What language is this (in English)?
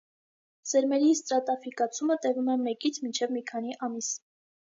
Armenian